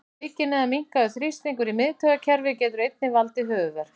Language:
Icelandic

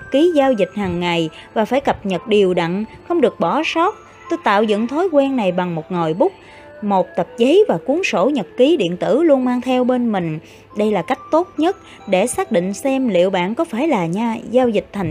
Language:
Vietnamese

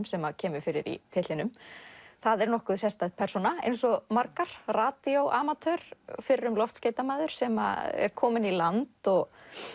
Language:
Icelandic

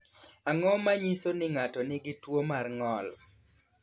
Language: Luo (Kenya and Tanzania)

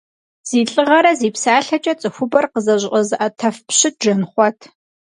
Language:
Kabardian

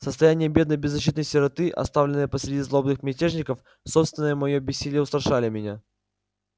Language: Russian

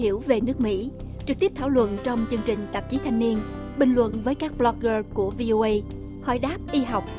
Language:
Vietnamese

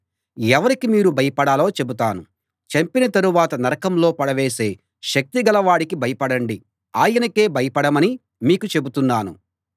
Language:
Telugu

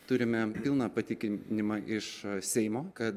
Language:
Lithuanian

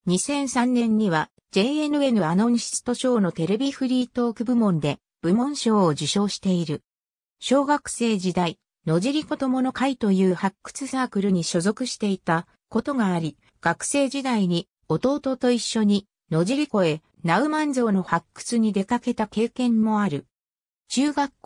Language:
Japanese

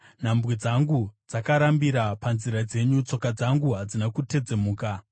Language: Shona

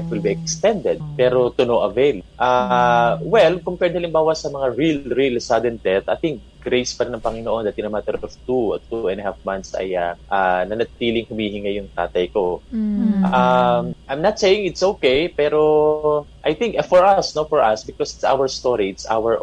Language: Filipino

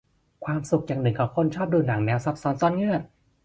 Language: Thai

